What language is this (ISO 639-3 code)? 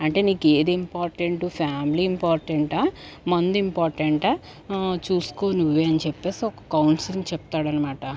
tel